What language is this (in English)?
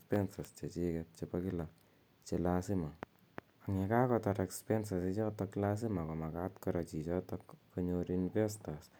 Kalenjin